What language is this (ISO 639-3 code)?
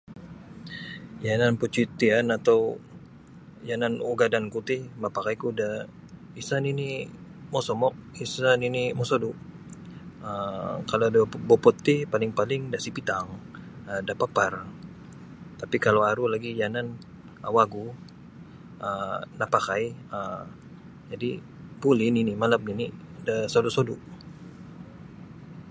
bsy